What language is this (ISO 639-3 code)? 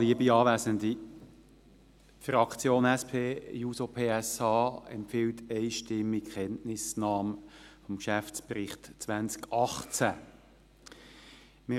gsw